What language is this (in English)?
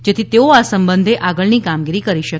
Gujarati